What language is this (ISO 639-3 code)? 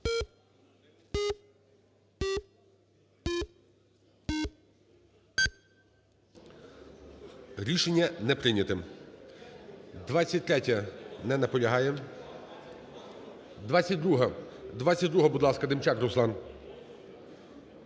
ukr